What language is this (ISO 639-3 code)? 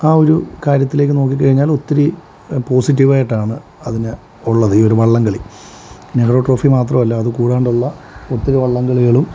mal